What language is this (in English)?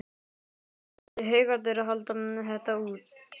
Icelandic